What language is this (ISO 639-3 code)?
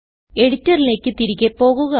mal